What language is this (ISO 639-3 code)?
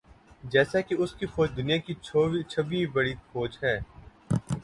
urd